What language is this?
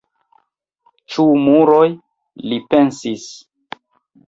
Esperanto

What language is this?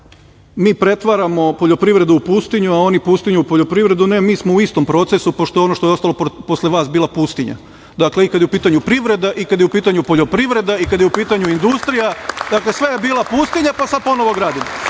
Serbian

